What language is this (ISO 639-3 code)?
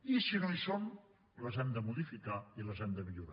cat